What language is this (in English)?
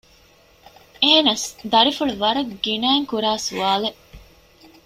Divehi